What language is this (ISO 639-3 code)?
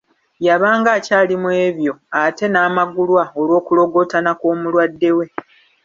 lug